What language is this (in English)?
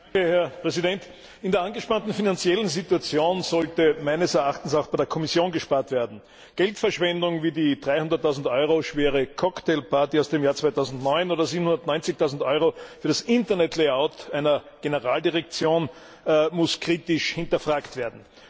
German